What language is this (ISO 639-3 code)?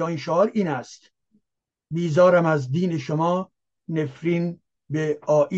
fas